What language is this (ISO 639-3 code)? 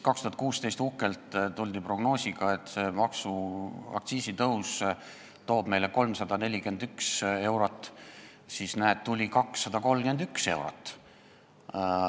est